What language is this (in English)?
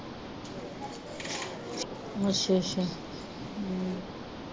Punjabi